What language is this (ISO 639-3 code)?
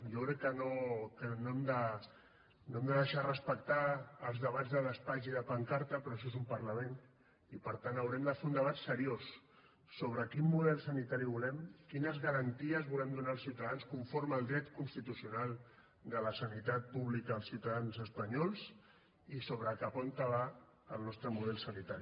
cat